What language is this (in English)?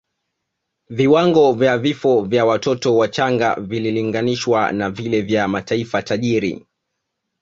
Swahili